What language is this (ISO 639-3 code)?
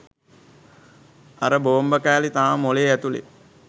sin